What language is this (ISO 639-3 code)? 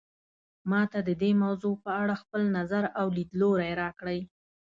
pus